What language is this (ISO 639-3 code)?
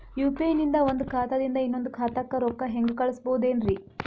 kan